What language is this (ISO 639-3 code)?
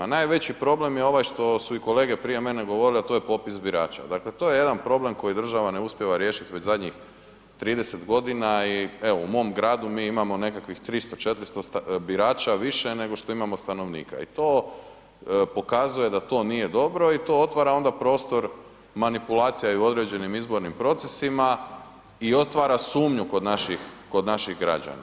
hrv